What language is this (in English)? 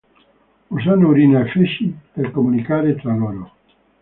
Italian